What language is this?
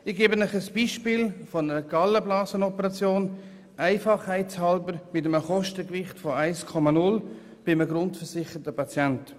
Swiss German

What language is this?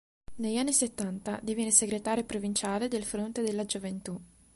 Italian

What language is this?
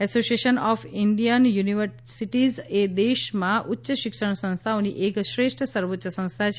Gujarati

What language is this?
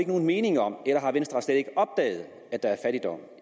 Danish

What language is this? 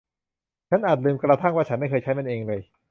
Thai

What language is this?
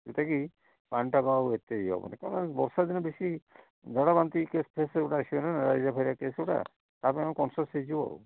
Odia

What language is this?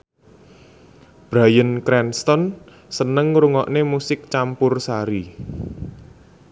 Javanese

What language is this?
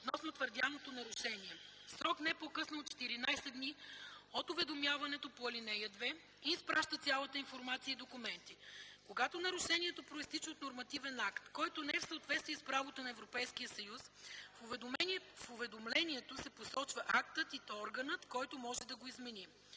Bulgarian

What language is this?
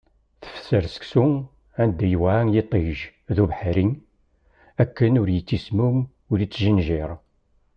Kabyle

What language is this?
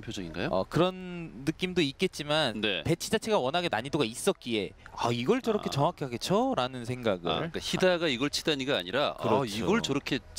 Korean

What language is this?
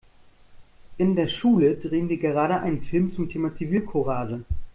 German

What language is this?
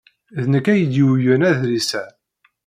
Kabyle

